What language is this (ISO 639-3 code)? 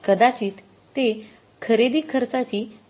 mar